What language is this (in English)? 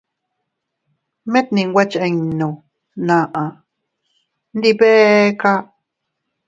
Teutila Cuicatec